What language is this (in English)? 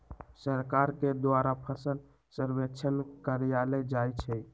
Magahi